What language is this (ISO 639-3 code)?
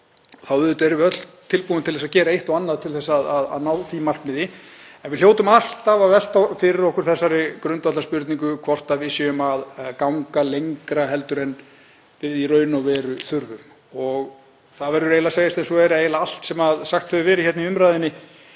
isl